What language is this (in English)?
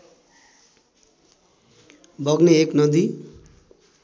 Nepali